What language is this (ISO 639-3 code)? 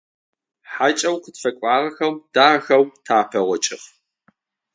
ady